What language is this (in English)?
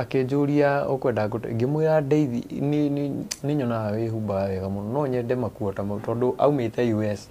Swahili